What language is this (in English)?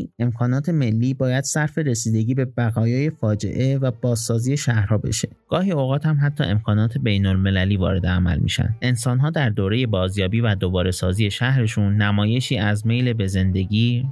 Persian